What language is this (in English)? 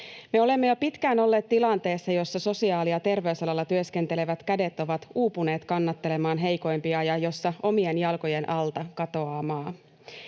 Finnish